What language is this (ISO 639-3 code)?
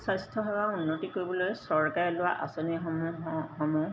asm